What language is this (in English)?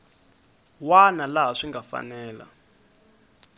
Tsonga